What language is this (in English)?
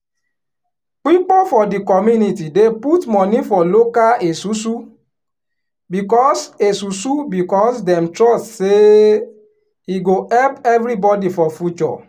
Nigerian Pidgin